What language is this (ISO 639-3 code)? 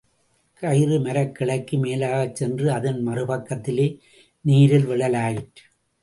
tam